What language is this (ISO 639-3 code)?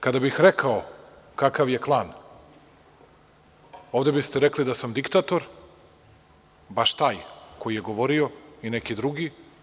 srp